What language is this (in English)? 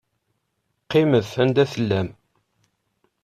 Kabyle